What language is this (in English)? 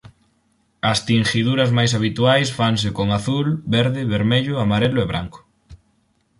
Galician